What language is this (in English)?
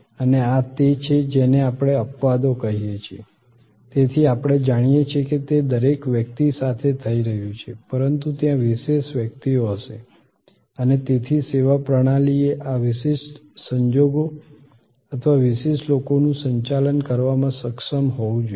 Gujarati